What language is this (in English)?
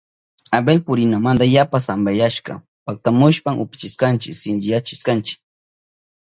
Southern Pastaza Quechua